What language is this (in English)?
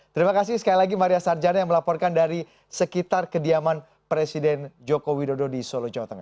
Indonesian